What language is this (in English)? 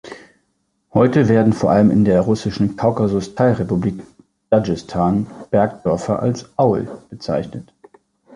German